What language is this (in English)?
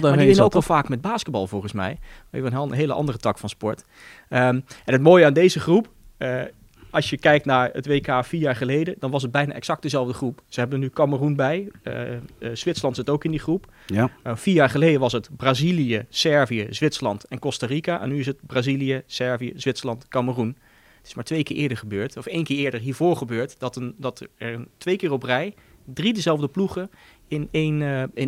Dutch